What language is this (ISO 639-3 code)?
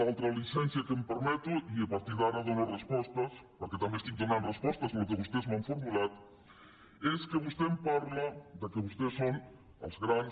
cat